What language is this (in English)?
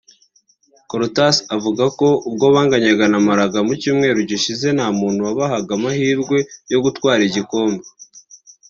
Kinyarwanda